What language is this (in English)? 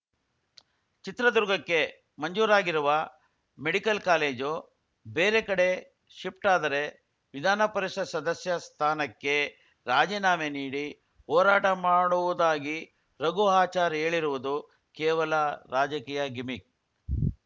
Kannada